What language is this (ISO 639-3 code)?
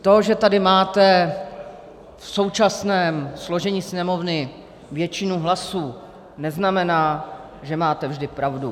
ces